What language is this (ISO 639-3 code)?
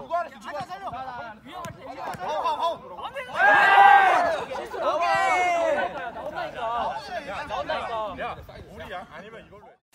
kor